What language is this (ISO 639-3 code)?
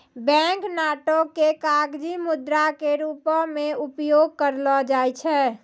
mai